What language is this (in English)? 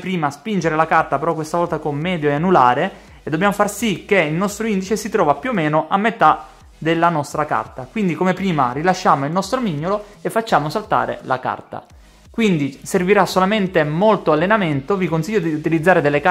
Italian